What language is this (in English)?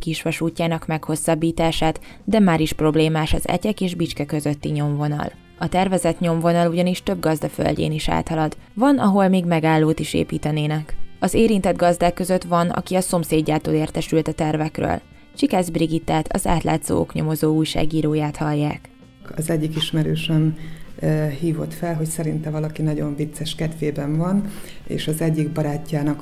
Hungarian